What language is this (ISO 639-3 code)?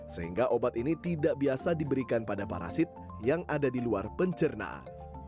ind